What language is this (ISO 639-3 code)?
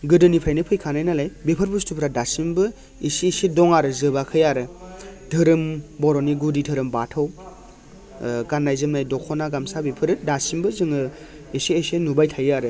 brx